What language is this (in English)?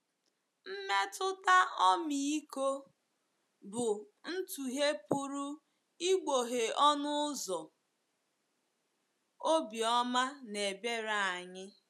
Igbo